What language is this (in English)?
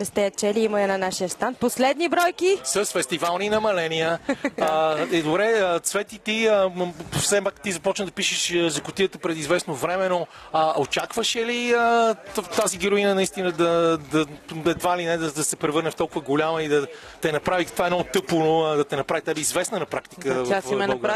Bulgarian